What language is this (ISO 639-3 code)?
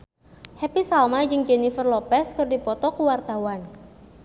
sun